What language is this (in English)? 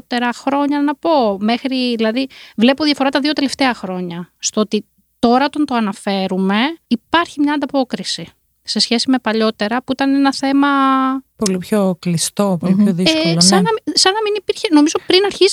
Greek